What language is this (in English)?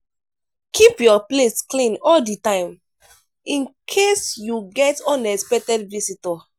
Nigerian Pidgin